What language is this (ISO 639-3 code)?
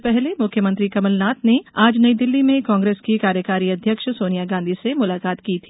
hin